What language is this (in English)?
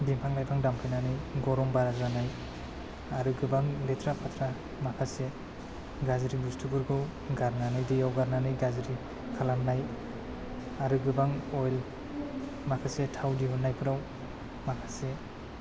Bodo